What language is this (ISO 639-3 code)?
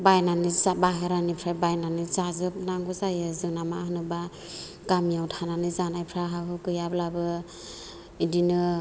brx